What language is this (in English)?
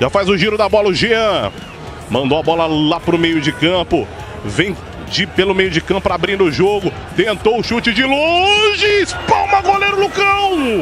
Portuguese